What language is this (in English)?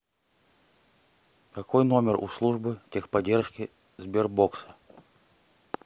Russian